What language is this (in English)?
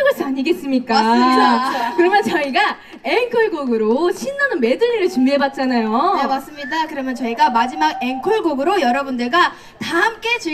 Korean